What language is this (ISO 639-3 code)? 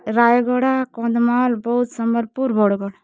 ori